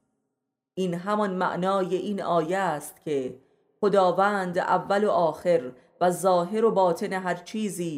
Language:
Persian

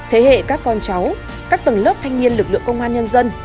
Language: Vietnamese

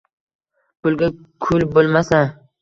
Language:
Uzbek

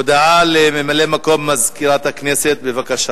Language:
Hebrew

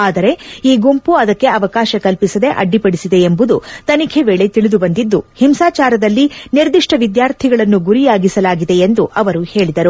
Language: Kannada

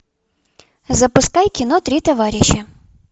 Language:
Russian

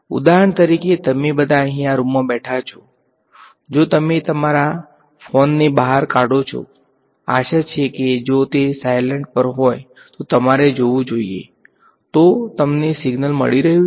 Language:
Gujarati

